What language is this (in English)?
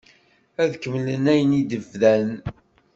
Kabyle